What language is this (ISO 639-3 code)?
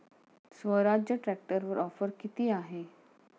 mar